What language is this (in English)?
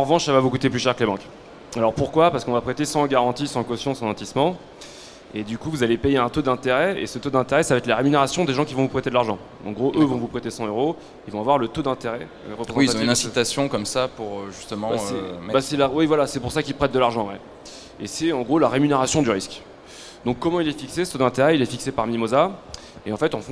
French